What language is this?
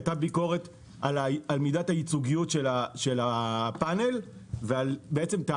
Hebrew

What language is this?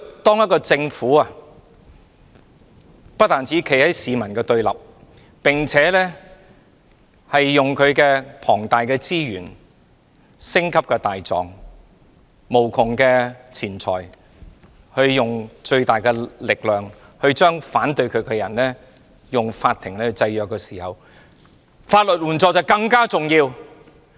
Cantonese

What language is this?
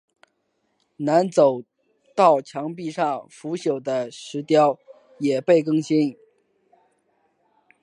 Chinese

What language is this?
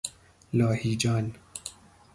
Persian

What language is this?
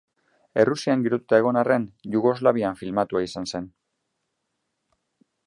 Basque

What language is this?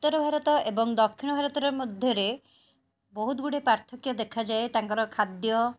Odia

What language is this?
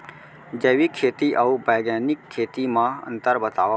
Chhattisgarhi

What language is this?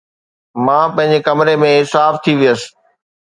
Sindhi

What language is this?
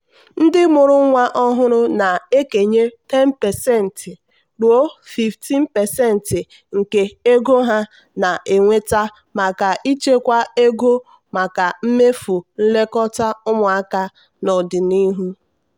Igbo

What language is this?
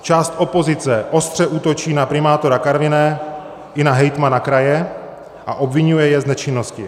Czech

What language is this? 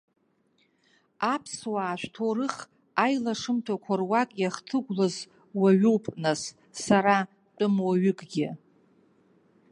Abkhazian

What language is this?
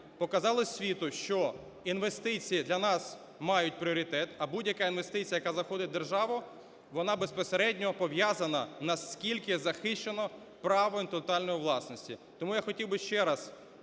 Ukrainian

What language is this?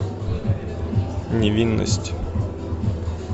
Russian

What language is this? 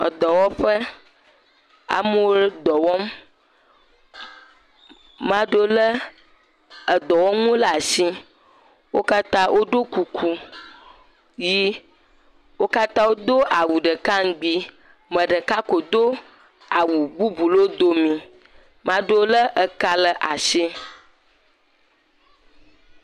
Ewe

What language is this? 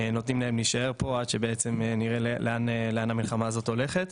Hebrew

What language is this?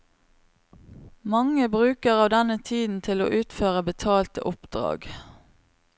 Norwegian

